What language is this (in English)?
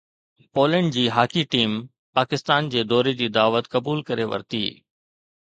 Sindhi